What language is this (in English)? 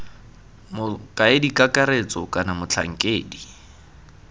Tswana